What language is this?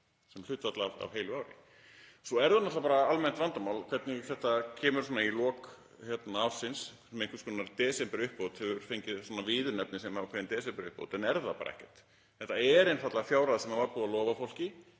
Icelandic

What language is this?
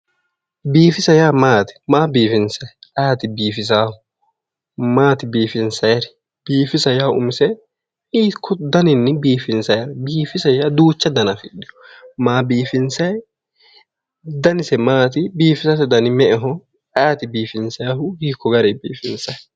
Sidamo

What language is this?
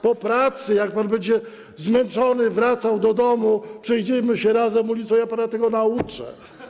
Polish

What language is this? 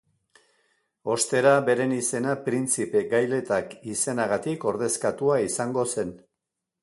Basque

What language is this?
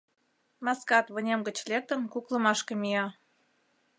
Mari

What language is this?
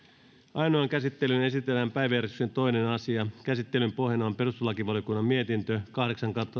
Finnish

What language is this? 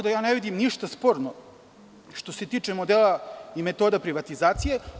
Serbian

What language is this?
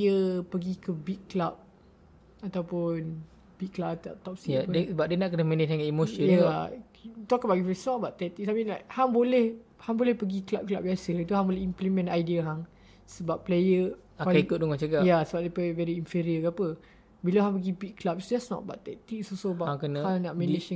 Malay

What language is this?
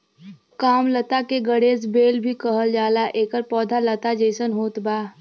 Bhojpuri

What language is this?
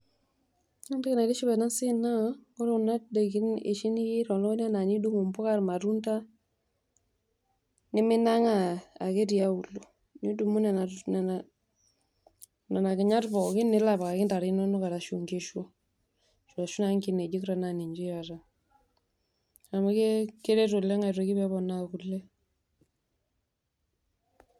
Masai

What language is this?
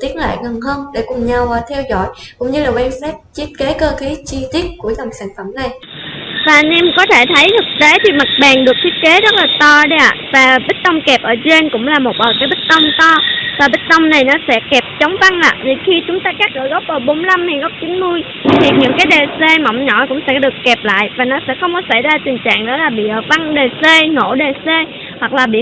Vietnamese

